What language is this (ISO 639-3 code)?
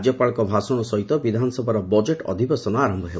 ori